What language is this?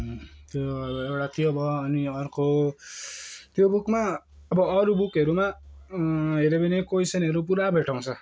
Nepali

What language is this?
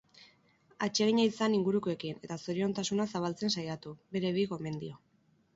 Basque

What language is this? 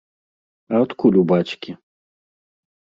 Belarusian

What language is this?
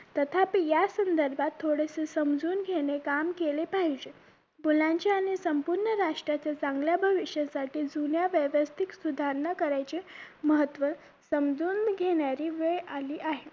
Marathi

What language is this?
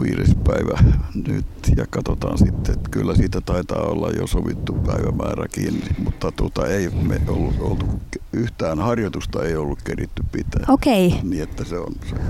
Finnish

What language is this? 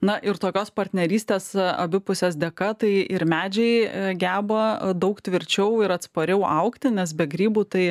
Lithuanian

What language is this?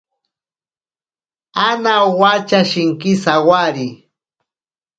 Ashéninka Perené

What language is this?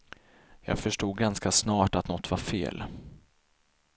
Swedish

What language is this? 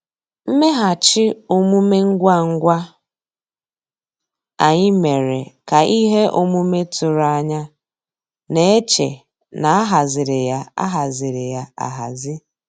Igbo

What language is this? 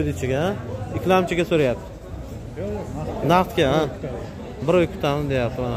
Turkish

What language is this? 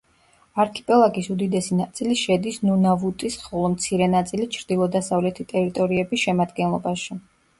Georgian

